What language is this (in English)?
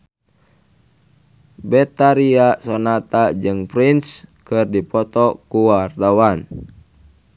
Sundanese